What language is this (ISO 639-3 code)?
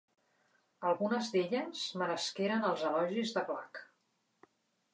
cat